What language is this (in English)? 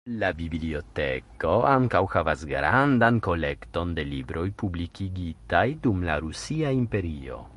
Esperanto